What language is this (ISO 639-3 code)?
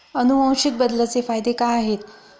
mar